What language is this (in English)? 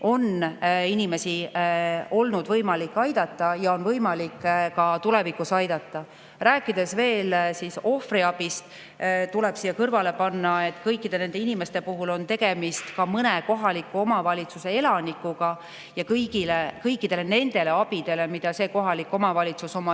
Estonian